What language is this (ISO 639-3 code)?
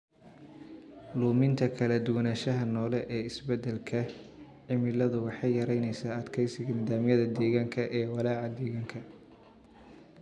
som